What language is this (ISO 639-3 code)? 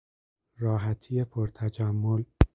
fas